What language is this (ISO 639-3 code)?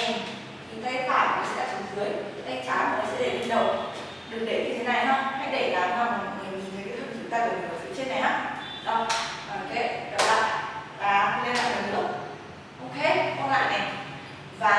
vie